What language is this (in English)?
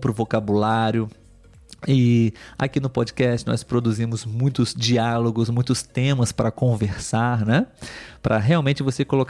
Portuguese